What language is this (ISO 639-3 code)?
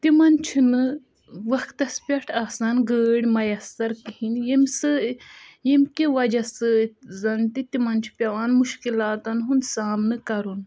kas